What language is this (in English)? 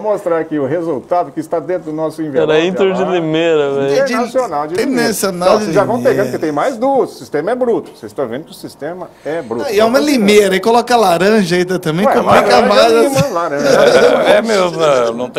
Portuguese